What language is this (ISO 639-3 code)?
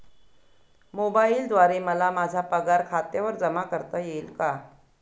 mar